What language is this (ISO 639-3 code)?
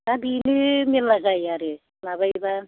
brx